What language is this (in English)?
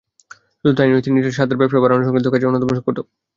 Bangla